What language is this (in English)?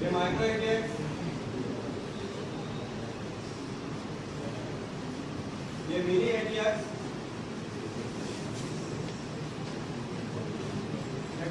Hindi